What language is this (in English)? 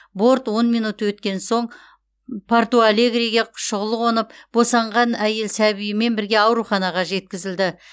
Kazakh